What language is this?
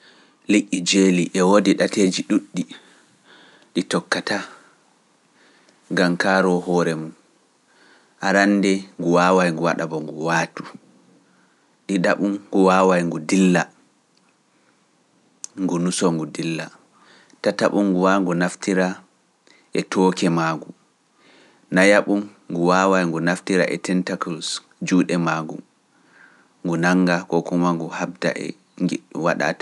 Pular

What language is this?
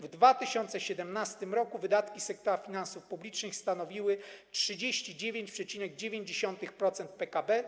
Polish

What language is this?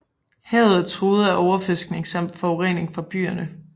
Danish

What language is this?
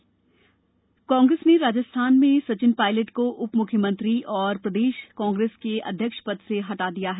Hindi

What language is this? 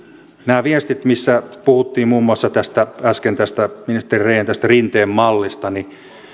Finnish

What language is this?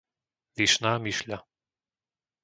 Slovak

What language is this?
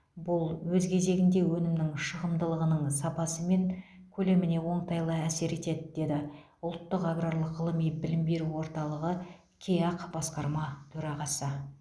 Kazakh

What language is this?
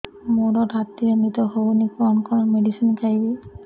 Odia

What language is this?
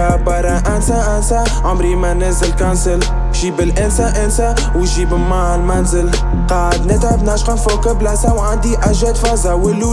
English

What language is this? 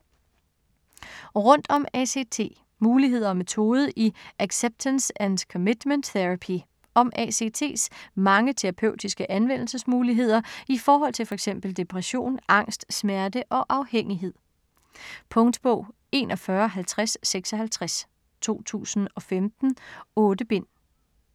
Danish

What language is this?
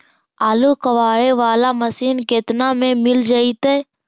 Magahi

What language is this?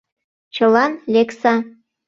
Mari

